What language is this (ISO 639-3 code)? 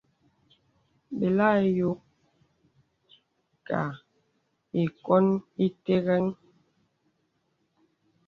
beb